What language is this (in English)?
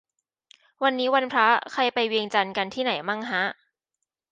Thai